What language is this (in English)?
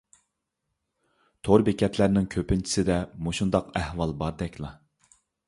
Uyghur